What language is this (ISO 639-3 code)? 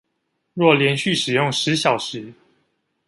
zho